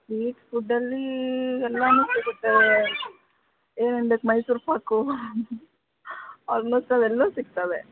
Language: Kannada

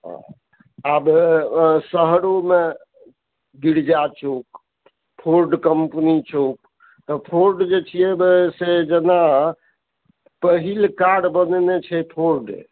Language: Maithili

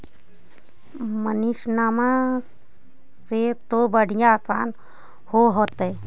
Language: Magahi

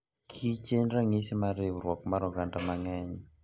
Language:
Luo (Kenya and Tanzania)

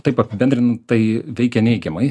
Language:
Lithuanian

